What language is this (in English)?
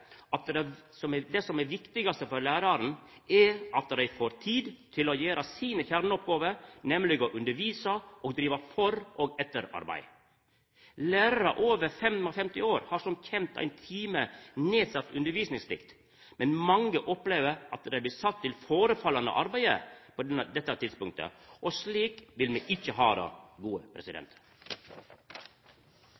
Norwegian Nynorsk